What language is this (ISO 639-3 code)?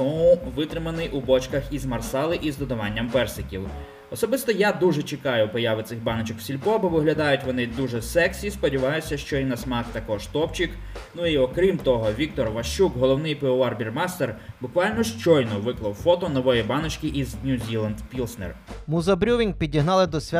ukr